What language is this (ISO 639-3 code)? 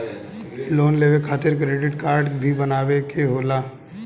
bho